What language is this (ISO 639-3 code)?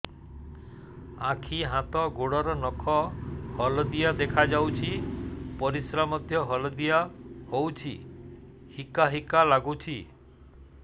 ori